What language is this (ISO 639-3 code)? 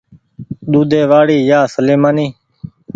gig